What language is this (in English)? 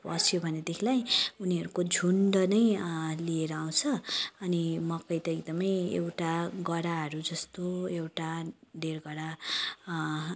Nepali